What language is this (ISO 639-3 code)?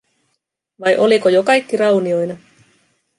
fin